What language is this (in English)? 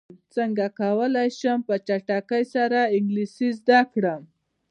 Pashto